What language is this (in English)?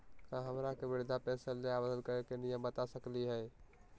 Magahi